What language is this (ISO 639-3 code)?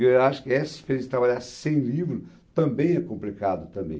por